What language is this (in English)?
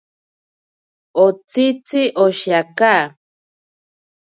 Ashéninka Perené